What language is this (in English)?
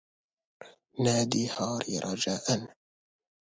Arabic